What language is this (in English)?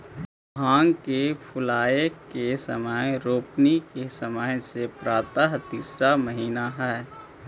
Magahi